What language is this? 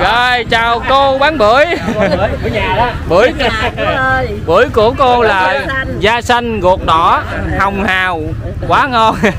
Vietnamese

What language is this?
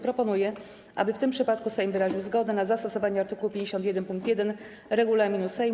Polish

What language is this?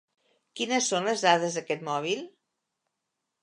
Catalan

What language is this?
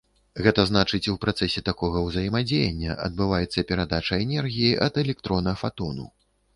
Belarusian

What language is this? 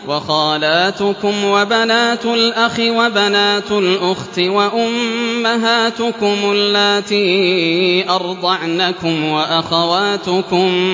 Arabic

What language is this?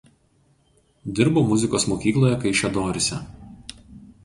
Lithuanian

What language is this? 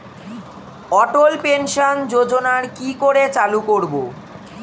Bangla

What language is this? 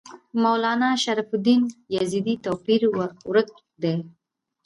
Pashto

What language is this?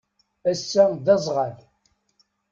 Kabyle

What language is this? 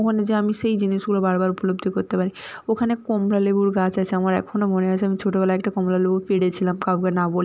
Bangla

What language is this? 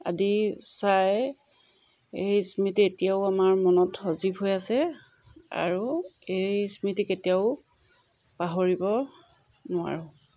Assamese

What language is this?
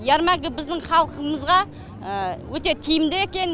Kazakh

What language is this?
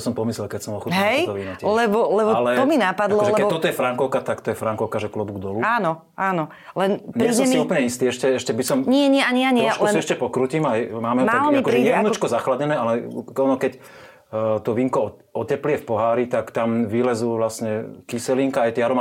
Slovak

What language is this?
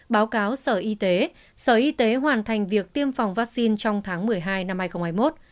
Vietnamese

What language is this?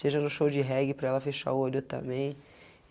Portuguese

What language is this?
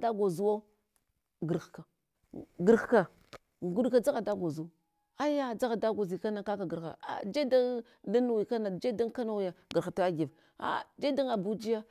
Hwana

